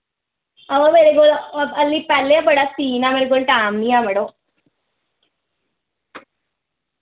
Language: Dogri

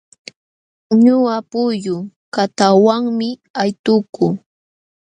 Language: Jauja Wanca Quechua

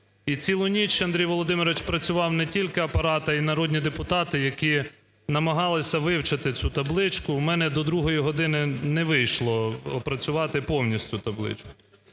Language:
Ukrainian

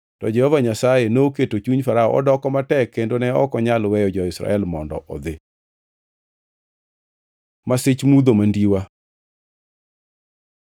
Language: Luo (Kenya and Tanzania)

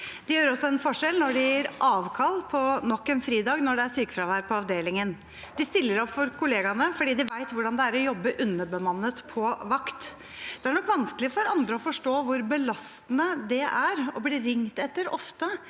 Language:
Norwegian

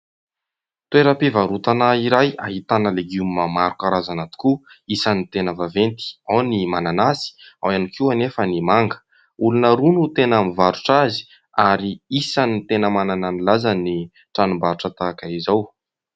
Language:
Malagasy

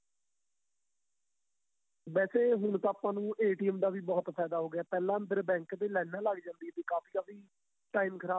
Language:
Punjabi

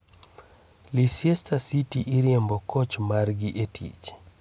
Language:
Luo (Kenya and Tanzania)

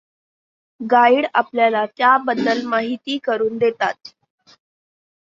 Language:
Marathi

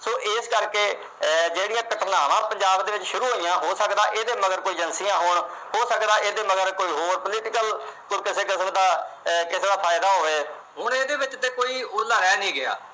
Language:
Punjabi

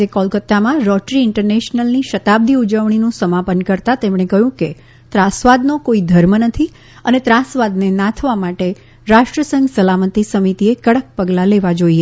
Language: Gujarati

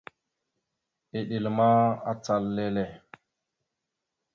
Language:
Mada (Cameroon)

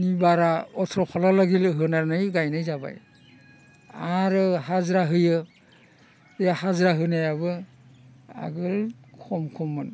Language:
Bodo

